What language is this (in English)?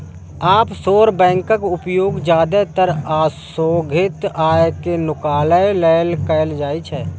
Maithili